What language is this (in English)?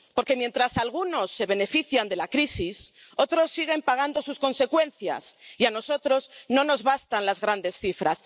Spanish